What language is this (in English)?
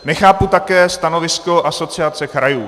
Czech